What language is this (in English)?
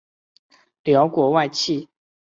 Chinese